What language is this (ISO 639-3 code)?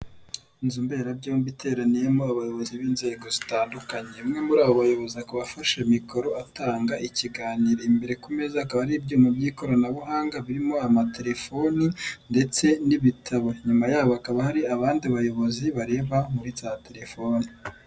kin